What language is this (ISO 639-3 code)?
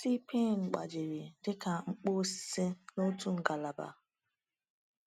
ibo